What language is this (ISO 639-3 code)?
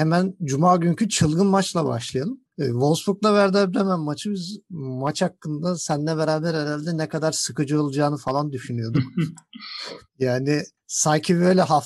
tur